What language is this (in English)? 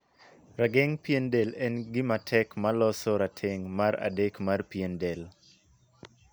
Luo (Kenya and Tanzania)